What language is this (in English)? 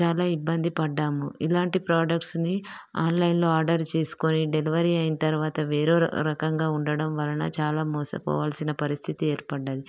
Telugu